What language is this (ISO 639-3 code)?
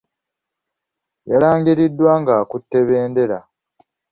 lug